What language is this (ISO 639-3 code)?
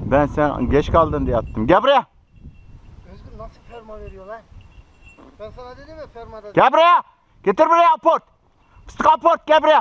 tur